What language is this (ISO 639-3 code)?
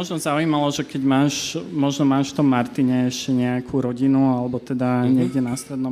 slk